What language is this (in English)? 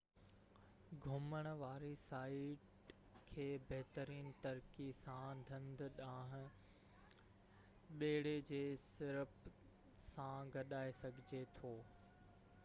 Sindhi